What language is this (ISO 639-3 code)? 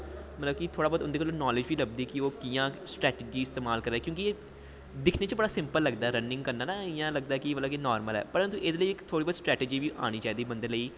doi